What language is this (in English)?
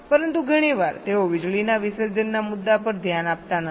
Gujarati